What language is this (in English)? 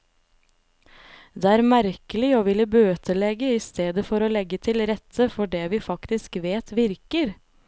Norwegian